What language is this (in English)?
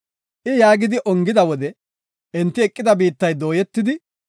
Gofa